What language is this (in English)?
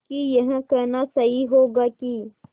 Hindi